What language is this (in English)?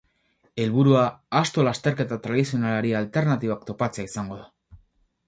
Basque